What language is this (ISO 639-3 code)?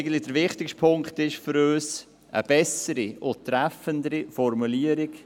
gsw